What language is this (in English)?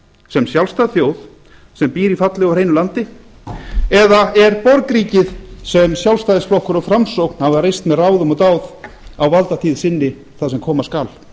Icelandic